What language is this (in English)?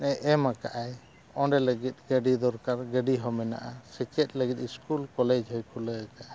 Santali